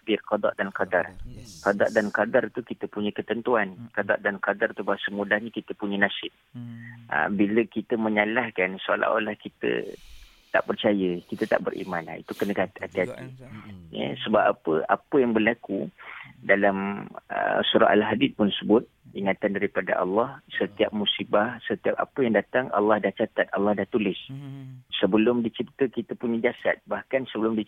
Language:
Malay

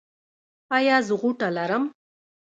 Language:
Pashto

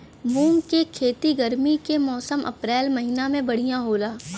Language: Bhojpuri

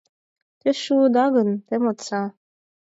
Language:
Mari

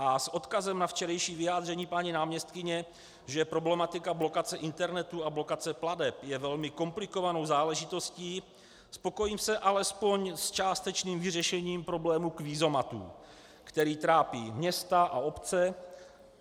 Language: Czech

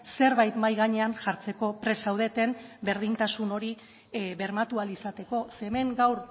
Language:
Basque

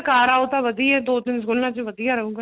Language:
Punjabi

